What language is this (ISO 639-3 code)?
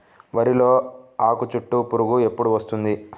tel